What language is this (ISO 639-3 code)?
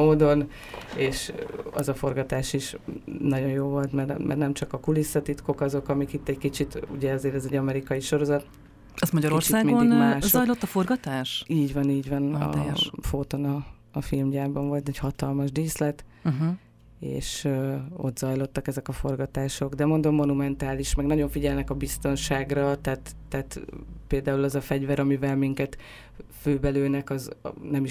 hun